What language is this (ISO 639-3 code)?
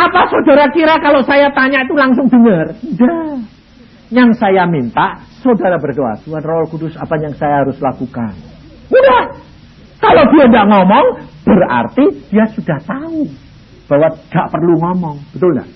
ind